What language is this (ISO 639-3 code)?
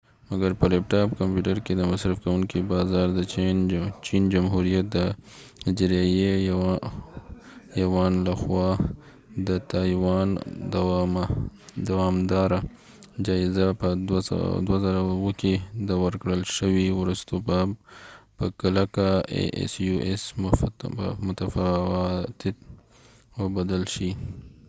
pus